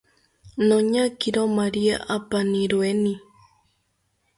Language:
South Ucayali Ashéninka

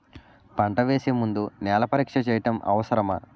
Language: Telugu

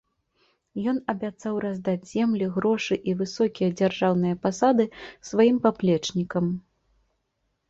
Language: Belarusian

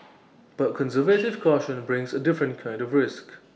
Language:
English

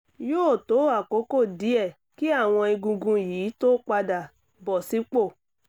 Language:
Yoruba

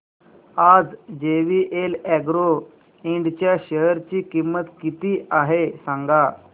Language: Marathi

